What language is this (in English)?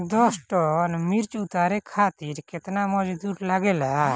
Bhojpuri